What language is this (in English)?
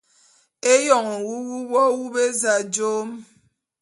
Bulu